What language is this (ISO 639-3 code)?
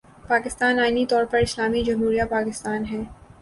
urd